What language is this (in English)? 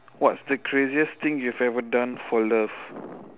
English